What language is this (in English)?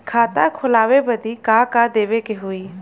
Bhojpuri